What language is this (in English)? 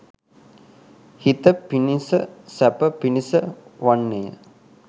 Sinhala